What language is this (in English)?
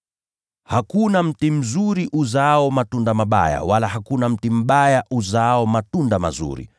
Swahili